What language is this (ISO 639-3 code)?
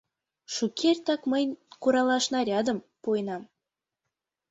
chm